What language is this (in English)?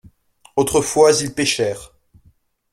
French